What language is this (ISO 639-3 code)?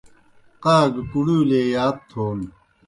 plk